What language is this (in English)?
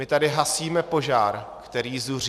Czech